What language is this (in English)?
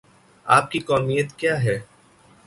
Urdu